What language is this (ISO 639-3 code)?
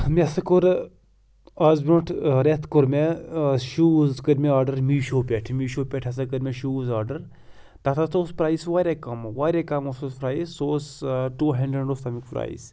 kas